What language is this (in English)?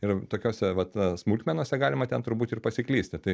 Lithuanian